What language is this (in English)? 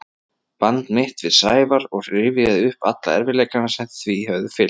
Icelandic